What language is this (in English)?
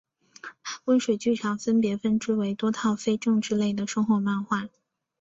Chinese